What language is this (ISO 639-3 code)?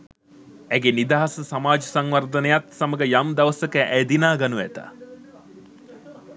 sin